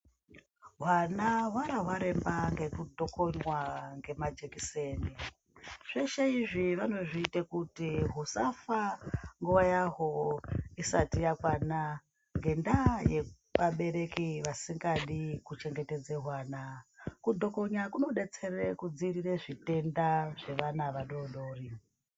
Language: Ndau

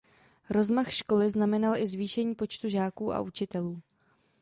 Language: Czech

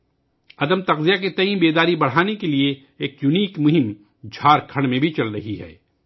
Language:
Urdu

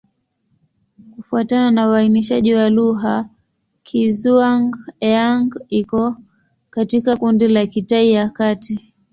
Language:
Swahili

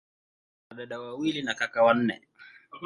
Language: Swahili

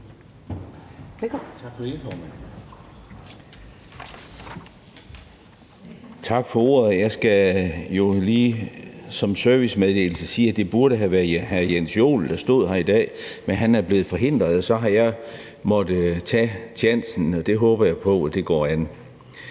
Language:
Danish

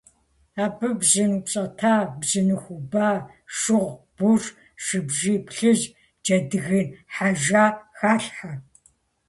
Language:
Kabardian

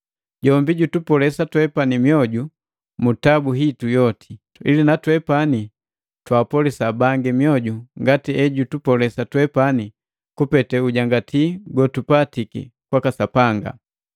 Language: Matengo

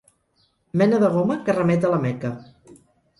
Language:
Catalan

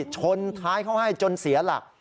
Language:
Thai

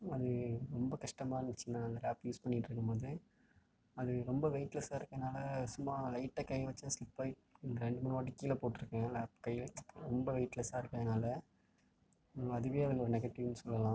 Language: Tamil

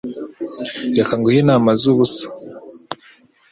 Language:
Kinyarwanda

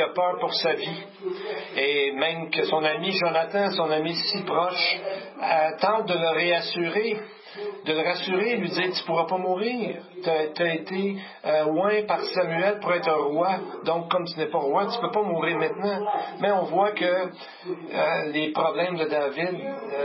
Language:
French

